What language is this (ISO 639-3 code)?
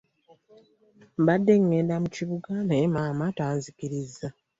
lug